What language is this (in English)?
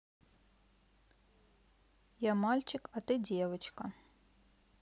Russian